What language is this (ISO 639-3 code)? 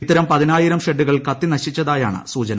mal